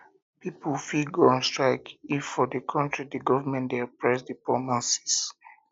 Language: Nigerian Pidgin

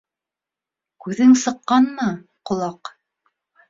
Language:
Bashkir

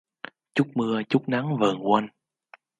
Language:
Vietnamese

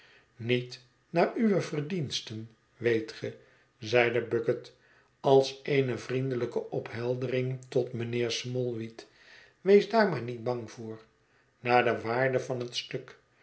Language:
Dutch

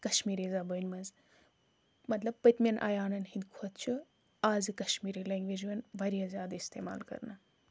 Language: Kashmiri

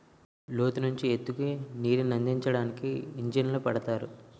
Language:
Telugu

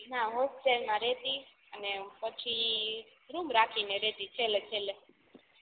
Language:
Gujarati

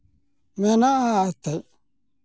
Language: Santali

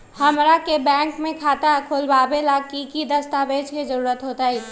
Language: Magahi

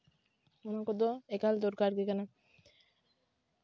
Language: Santali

